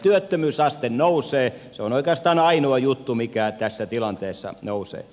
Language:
Finnish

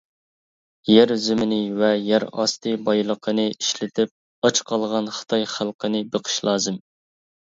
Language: Uyghur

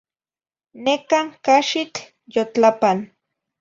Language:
Zacatlán-Ahuacatlán-Tepetzintla Nahuatl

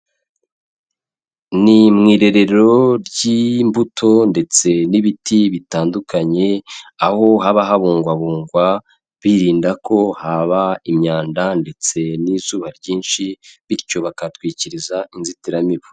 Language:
Kinyarwanda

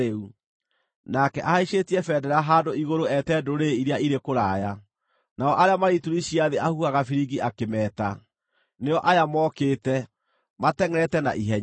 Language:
Kikuyu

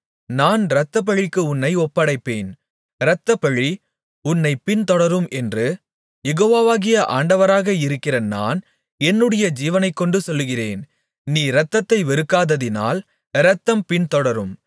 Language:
Tamil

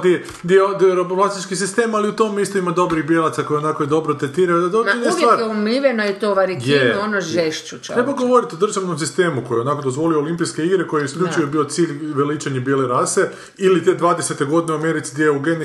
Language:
Croatian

